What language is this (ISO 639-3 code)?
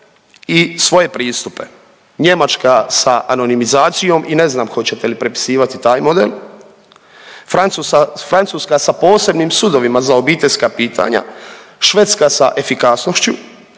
hrv